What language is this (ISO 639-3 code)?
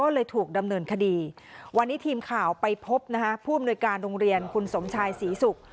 tha